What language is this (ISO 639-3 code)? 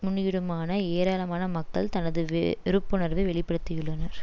tam